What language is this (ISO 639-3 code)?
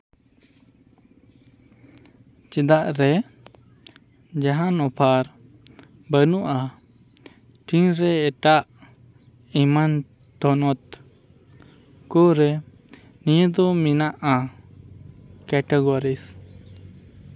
sat